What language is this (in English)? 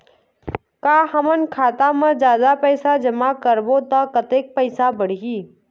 Chhattisgarhi